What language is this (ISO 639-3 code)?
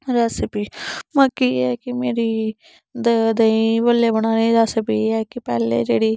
doi